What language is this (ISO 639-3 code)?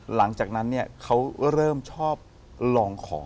tha